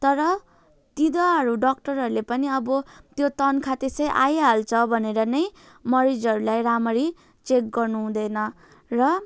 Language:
Nepali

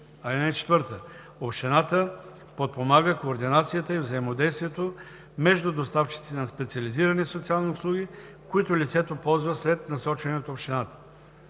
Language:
Bulgarian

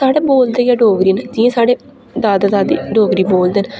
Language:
Dogri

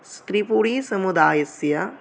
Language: Sanskrit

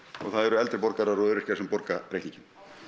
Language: Icelandic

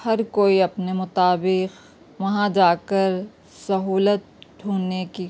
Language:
Urdu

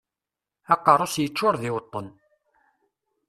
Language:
Kabyle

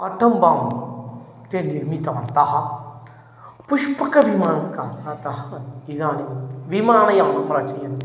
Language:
Sanskrit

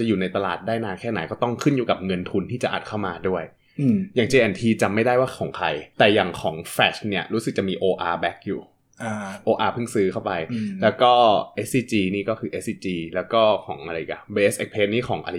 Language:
Thai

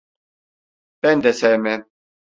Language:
Turkish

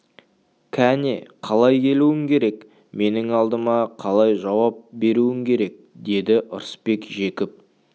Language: Kazakh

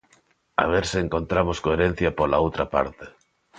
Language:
Galician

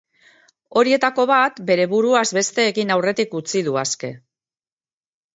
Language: Basque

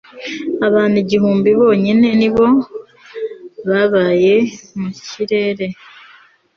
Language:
Kinyarwanda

